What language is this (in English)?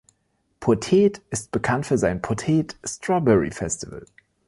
German